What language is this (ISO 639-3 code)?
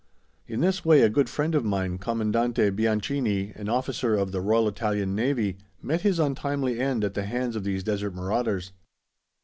eng